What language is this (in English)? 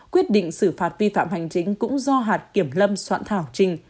Vietnamese